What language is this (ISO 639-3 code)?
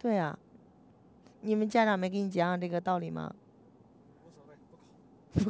zho